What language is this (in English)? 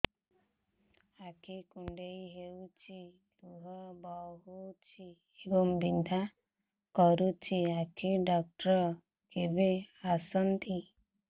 Odia